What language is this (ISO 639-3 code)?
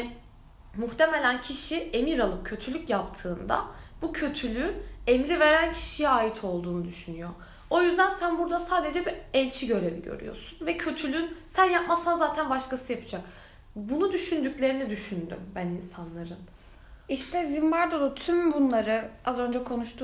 tur